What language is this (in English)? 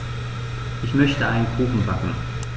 German